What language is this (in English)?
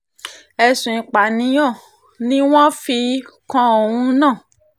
Yoruba